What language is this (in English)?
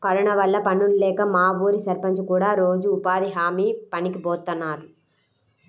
Telugu